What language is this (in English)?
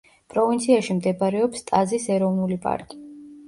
Georgian